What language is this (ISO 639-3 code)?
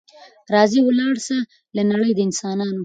pus